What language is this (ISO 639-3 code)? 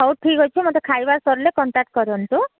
ori